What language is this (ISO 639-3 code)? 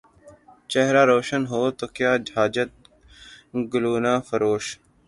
urd